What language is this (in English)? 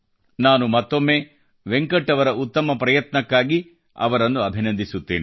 Kannada